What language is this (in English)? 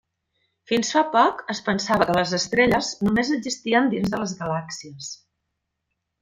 Catalan